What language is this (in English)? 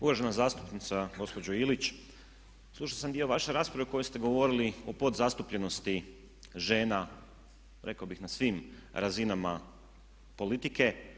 Croatian